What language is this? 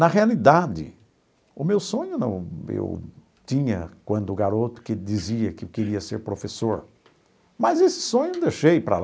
Portuguese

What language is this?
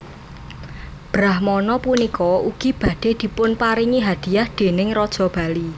Javanese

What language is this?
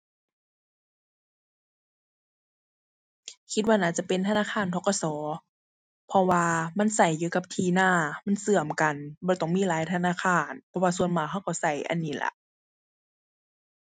Thai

